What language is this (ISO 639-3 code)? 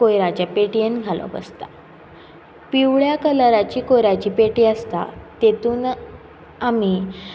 kok